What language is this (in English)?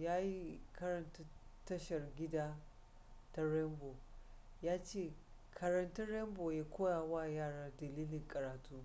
Hausa